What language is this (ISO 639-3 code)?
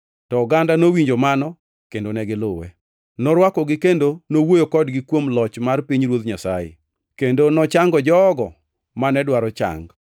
luo